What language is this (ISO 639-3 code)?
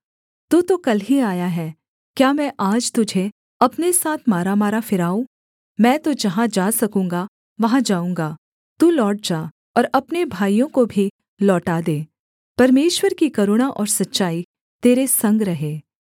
hin